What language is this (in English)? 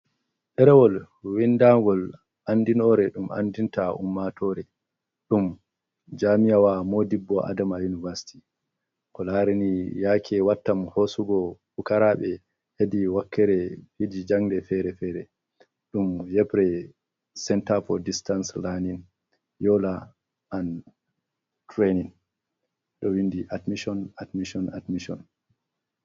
Fula